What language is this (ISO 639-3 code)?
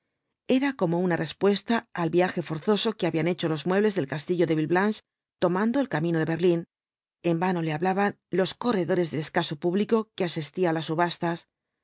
spa